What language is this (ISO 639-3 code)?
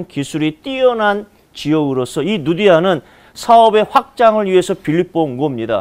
kor